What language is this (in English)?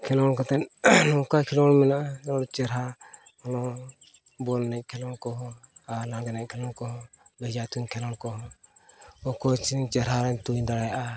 Santali